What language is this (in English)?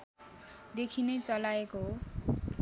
Nepali